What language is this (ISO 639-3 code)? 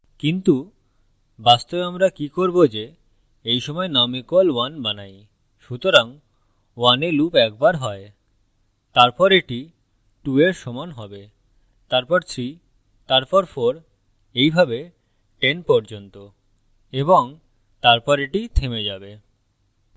ben